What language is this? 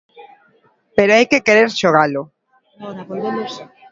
Galician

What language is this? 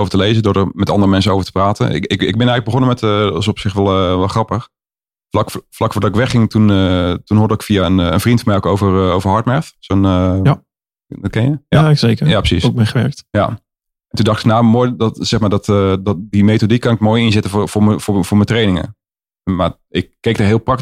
Dutch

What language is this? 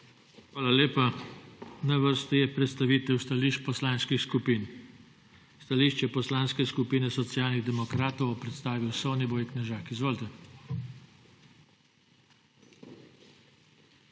Slovenian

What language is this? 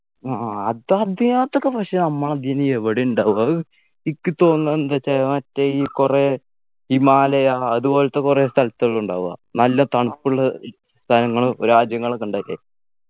Malayalam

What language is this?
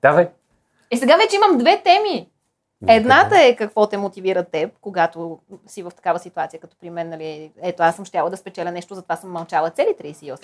Bulgarian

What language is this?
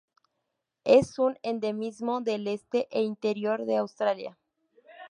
Spanish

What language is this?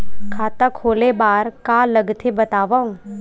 Chhattisgarhi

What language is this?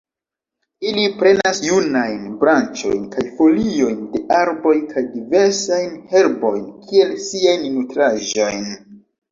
Esperanto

